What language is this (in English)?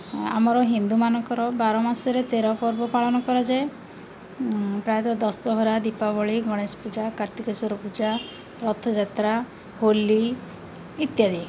Odia